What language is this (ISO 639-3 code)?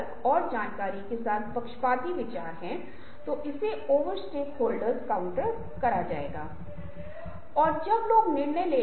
hin